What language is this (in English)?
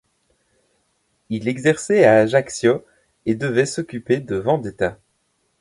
French